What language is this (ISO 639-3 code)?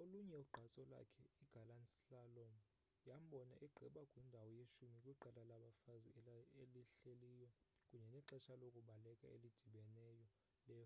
xho